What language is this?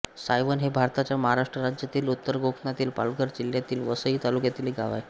Marathi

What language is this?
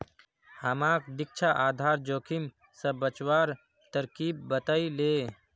Magahi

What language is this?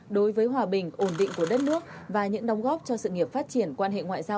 Vietnamese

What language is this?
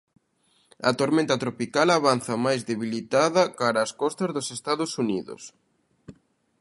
Galician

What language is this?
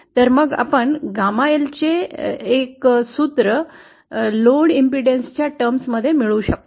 Marathi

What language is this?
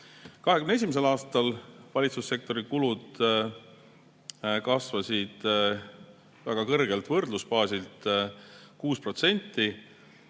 Estonian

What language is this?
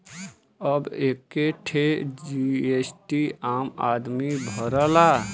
Bhojpuri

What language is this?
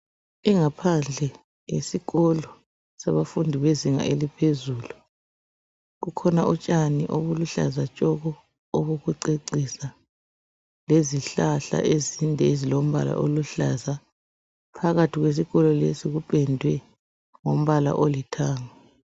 North Ndebele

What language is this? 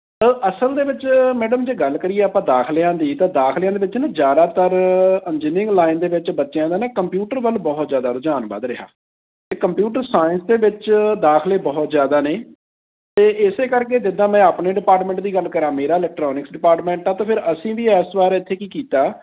Punjabi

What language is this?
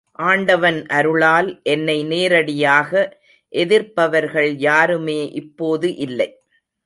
Tamil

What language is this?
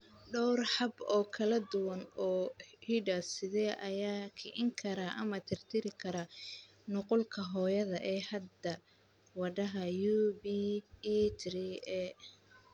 Somali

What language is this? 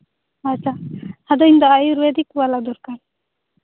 Santali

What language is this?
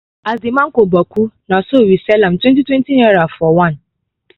Nigerian Pidgin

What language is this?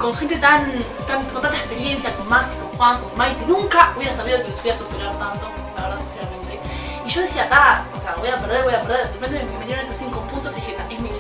Spanish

